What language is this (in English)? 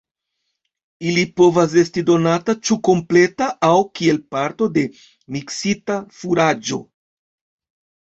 Esperanto